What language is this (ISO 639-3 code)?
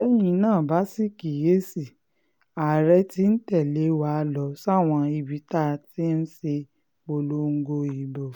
yor